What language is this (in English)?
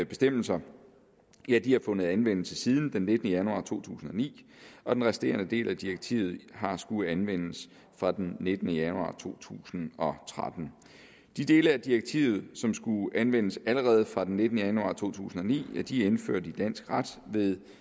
Danish